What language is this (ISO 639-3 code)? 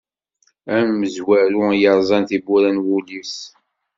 kab